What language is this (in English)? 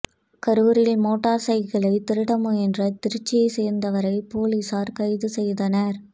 Tamil